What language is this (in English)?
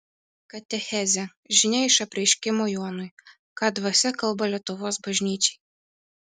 Lithuanian